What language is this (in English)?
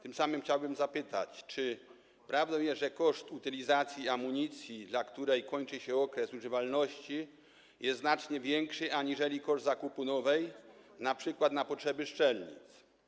Polish